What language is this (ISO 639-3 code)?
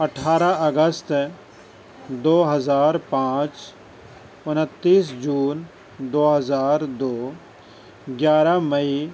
urd